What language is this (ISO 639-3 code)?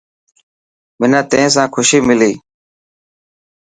mki